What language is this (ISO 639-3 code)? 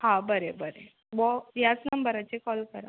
kok